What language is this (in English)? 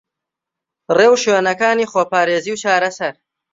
Central Kurdish